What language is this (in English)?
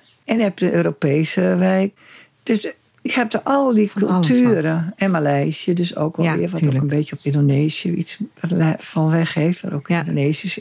Dutch